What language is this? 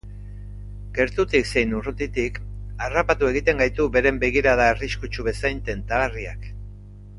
Basque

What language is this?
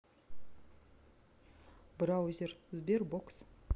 Russian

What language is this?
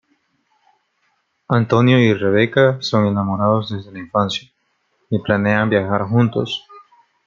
Spanish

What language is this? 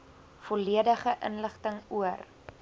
Afrikaans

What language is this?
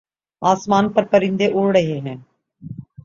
Urdu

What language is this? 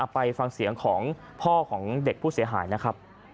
Thai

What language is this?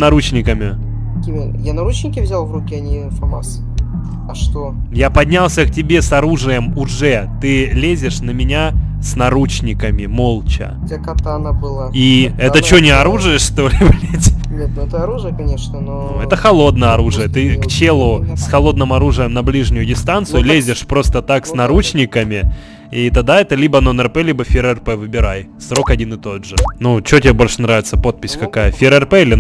Russian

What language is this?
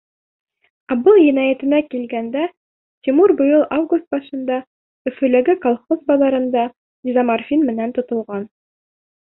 Bashkir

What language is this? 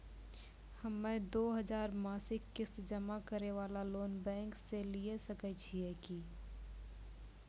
Maithili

